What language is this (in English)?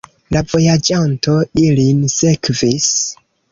Esperanto